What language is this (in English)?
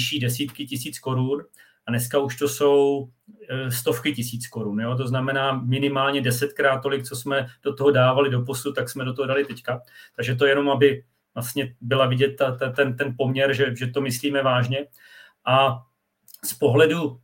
Czech